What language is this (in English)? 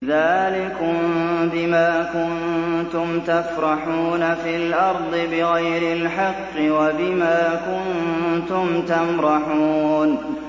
Arabic